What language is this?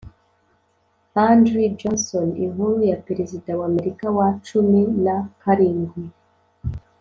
Kinyarwanda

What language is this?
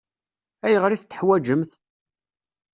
Kabyle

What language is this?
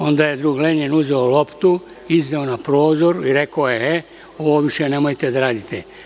Serbian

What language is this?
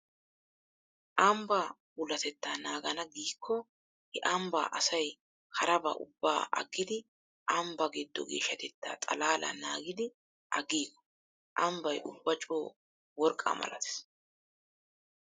Wolaytta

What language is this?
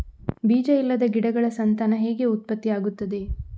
Kannada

